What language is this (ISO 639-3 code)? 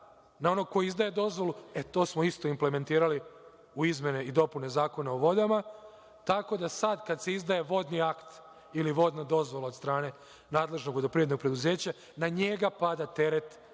srp